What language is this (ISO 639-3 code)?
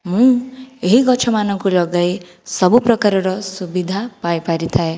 ori